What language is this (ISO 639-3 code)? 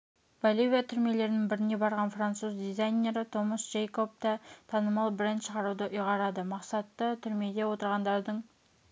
kaz